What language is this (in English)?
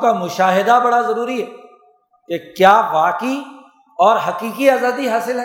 Urdu